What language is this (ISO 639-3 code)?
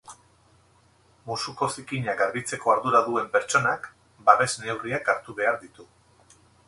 eus